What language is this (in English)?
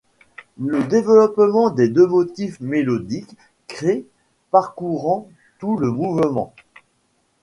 French